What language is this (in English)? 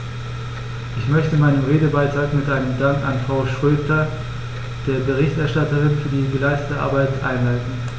German